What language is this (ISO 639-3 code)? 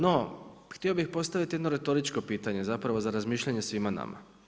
hrv